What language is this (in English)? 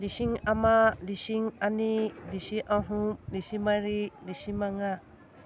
Manipuri